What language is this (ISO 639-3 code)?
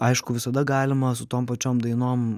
lit